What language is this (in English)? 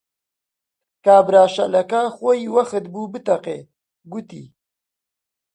Central Kurdish